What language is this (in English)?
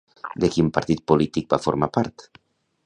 Catalan